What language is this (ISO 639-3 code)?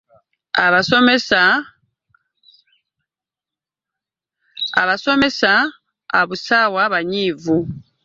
lug